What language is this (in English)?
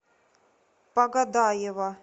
Russian